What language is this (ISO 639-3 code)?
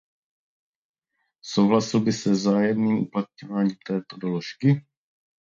ces